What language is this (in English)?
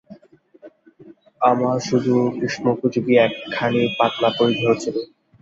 Bangla